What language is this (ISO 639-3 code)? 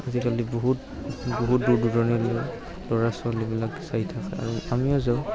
asm